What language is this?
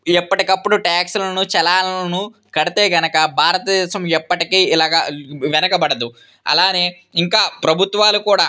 Telugu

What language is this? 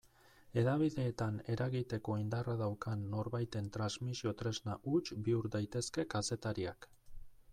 Basque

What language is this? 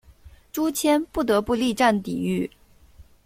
Chinese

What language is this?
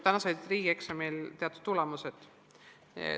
Estonian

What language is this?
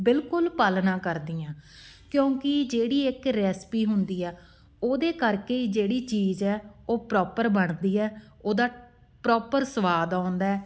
Punjabi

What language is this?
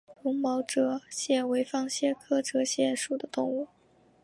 Chinese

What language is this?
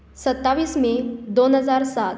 Konkani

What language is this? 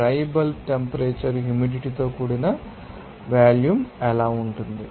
Telugu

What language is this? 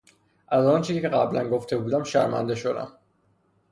Persian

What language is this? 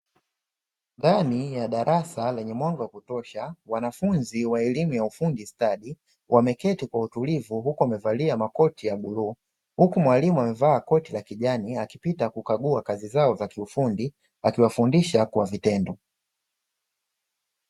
Swahili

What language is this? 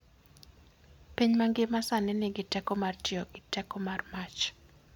Luo (Kenya and Tanzania)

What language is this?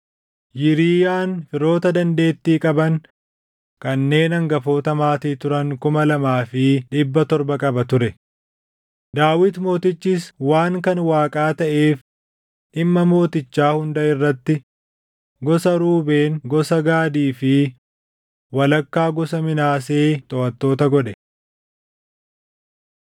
Oromo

